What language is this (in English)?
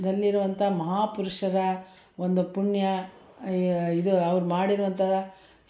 Kannada